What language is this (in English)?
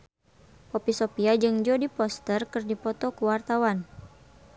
Sundanese